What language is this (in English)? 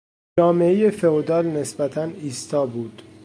Persian